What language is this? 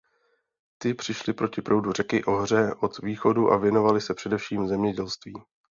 Czech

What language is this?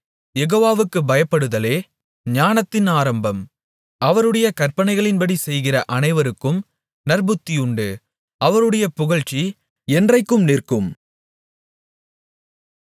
Tamil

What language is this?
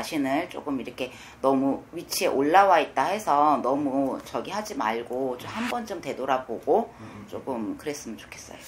Korean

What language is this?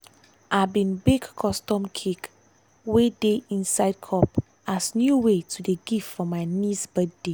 Nigerian Pidgin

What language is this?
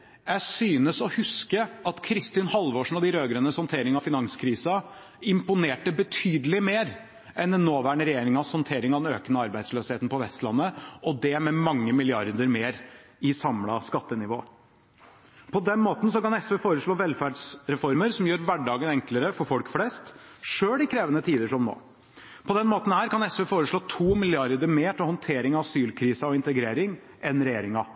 Norwegian Bokmål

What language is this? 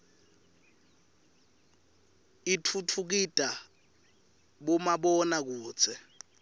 Swati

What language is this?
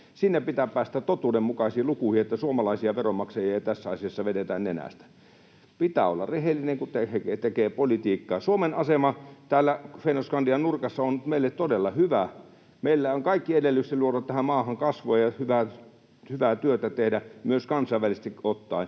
Finnish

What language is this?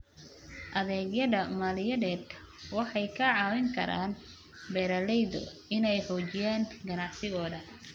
Somali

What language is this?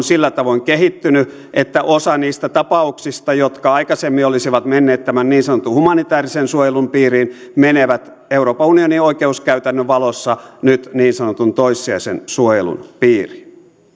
Finnish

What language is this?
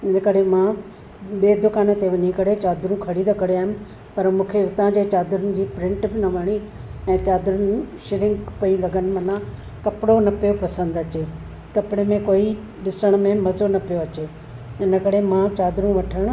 Sindhi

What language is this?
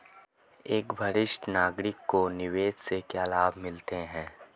Hindi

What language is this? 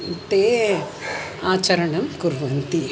Sanskrit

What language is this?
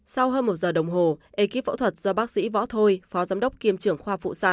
Vietnamese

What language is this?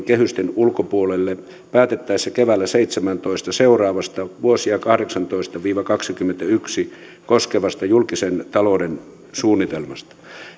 Finnish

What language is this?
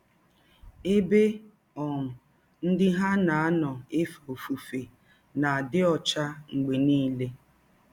Igbo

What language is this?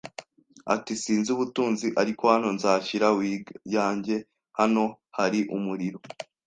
Kinyarwanda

